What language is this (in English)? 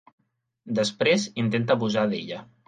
Catalan